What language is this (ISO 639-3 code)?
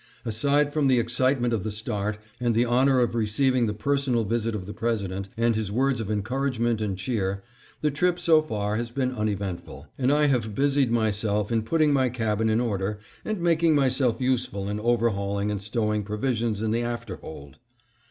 eng